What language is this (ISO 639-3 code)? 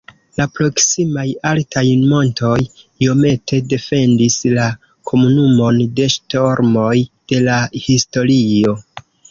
epo